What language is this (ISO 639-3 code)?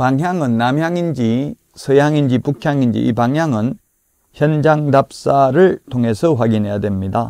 kor